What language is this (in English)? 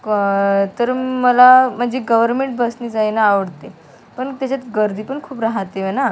Marathi